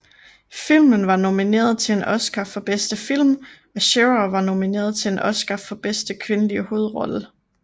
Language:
Danish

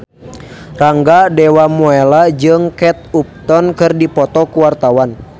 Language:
Sundanese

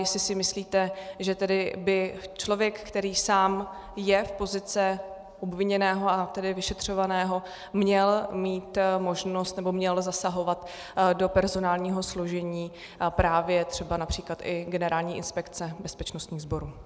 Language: Czech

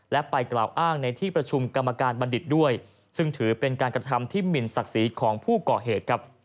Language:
Thai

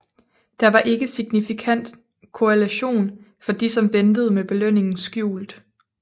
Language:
Danish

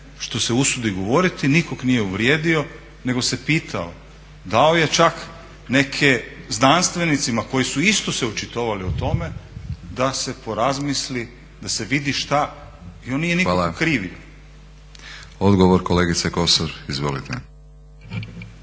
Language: Croatian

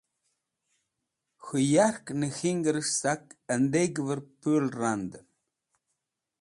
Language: Wakhi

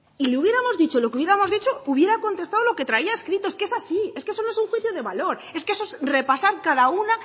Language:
Spanish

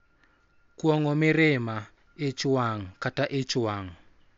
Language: Luo (Kenya and Tanzania)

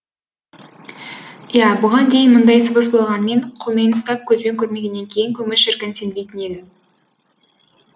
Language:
Kazakh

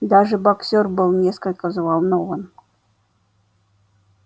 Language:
Russian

